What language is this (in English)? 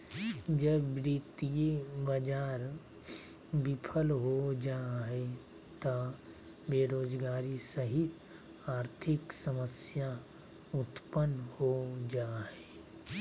Magahi